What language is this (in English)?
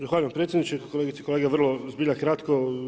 Croatian